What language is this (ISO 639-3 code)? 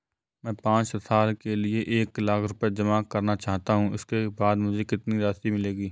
hin